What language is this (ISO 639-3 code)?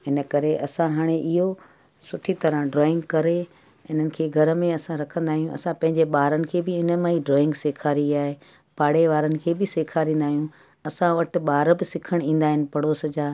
snd